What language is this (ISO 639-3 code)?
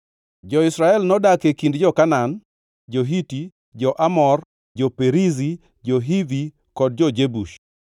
luo